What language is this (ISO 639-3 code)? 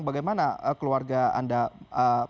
ind